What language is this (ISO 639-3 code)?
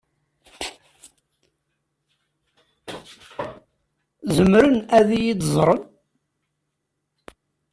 kab